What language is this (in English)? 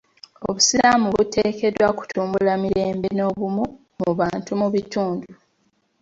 Ganda